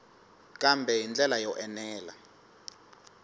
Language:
Tsonga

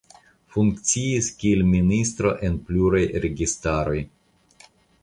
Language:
Esperanto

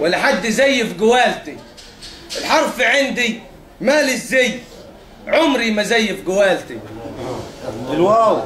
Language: Arabic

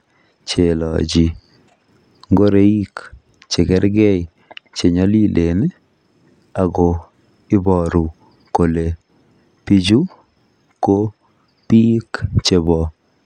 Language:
Kalenjin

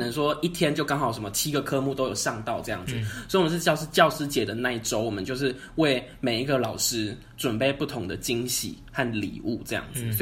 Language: Chinese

